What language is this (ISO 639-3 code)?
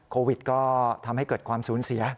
tha